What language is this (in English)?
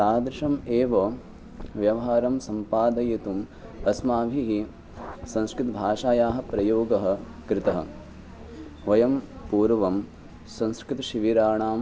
Sanskrit